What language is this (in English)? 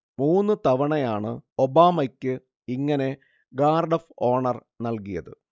Malayalam